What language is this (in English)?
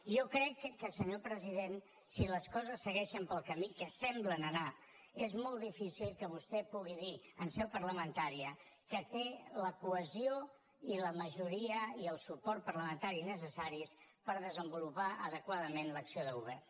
Catalan